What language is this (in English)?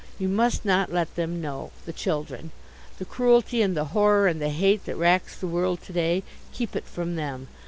English